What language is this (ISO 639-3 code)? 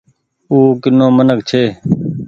gig